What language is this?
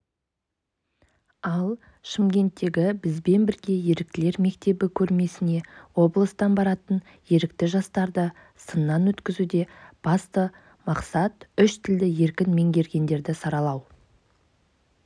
Kazakh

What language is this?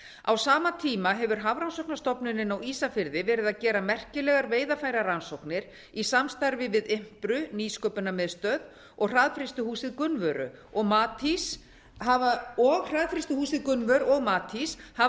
Icelandic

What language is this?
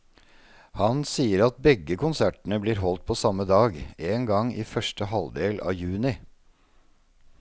Norwegian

